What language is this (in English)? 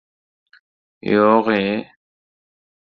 Uzbek